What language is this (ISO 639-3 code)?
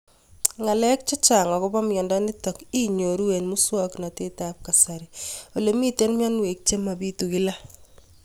kln